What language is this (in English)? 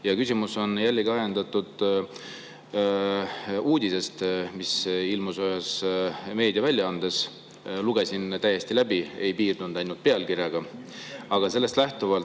Estonian